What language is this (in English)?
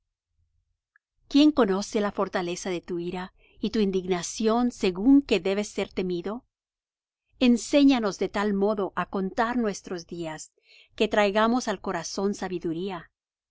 Spanish